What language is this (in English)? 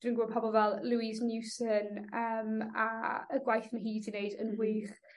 Welsh